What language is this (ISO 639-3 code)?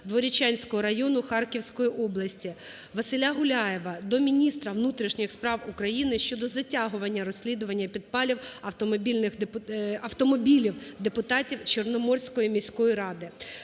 ukr